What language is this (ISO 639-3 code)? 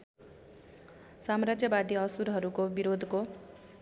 nep